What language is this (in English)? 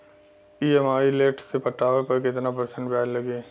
Bhojpuri